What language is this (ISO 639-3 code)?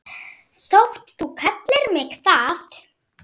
isl